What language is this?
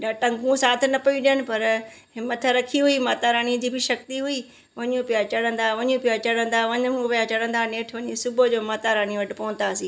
Sindhi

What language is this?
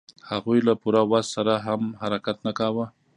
Pashto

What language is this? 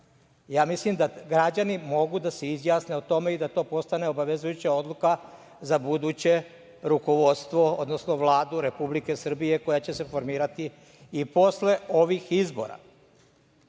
Serbian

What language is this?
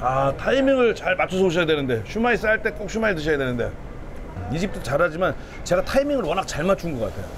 Korean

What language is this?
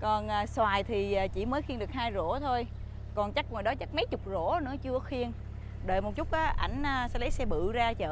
Vietnamese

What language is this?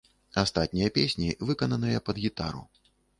Belarusian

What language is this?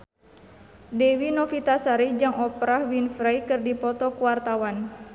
Sundanese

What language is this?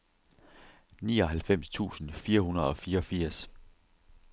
Danish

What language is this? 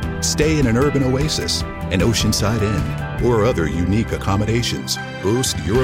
German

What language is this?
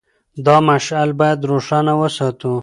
Pashto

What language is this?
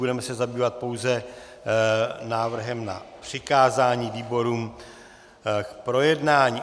Czech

